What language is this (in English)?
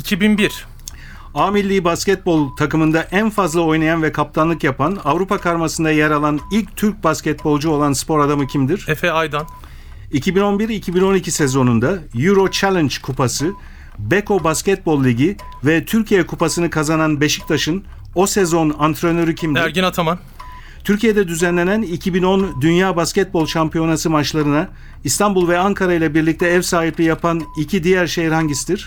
Turkish